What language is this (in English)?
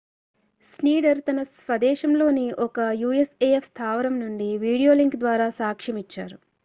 Telugu